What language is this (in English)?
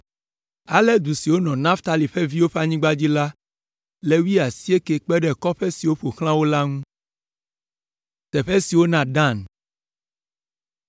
Ewe